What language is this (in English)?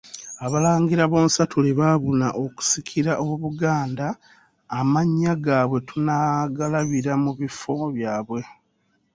Ganda